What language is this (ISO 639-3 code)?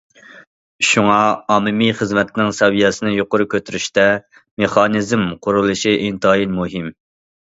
uig